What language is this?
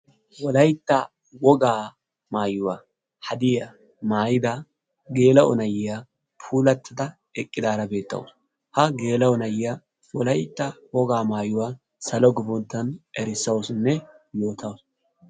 Wolaytta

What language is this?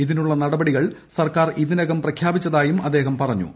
Malayalam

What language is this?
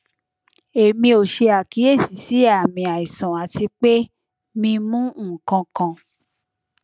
Yoruba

